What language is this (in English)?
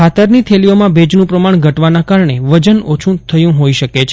Gujarati